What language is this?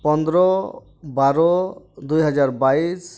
Santali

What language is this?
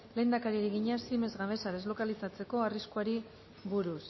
Basque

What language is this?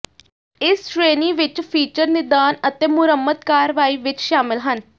Punjabi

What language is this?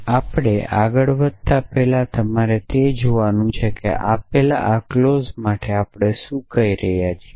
Gujarati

